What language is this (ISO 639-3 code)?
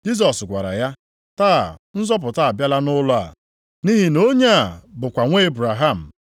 ibo